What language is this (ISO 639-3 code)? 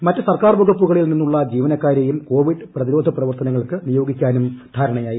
mal